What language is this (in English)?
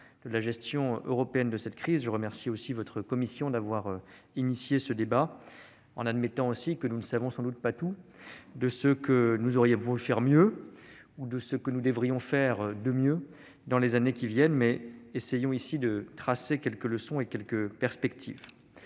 French